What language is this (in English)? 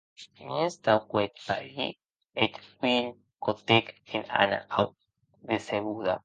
Occitan